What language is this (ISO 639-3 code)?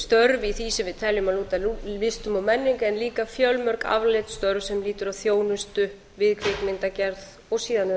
isl